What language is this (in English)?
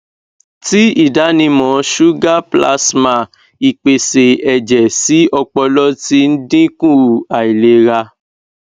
Yoruba